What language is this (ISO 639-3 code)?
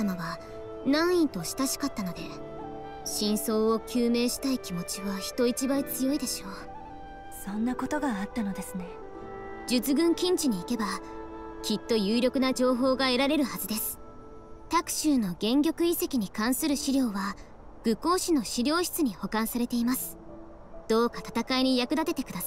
jpn